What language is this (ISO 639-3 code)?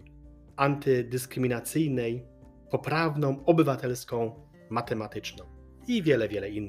pol